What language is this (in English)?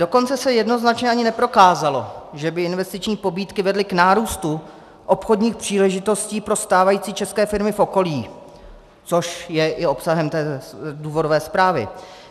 Czech